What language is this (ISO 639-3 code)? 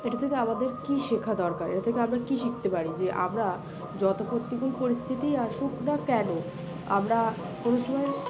ben